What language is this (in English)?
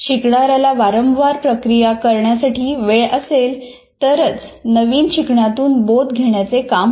Marathi